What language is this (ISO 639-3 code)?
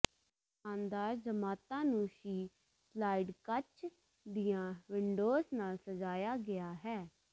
pan